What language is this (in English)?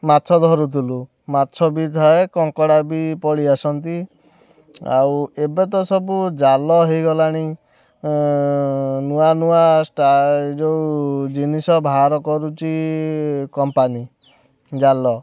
Odia